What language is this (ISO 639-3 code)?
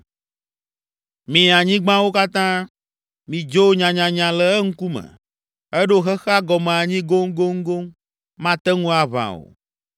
ewe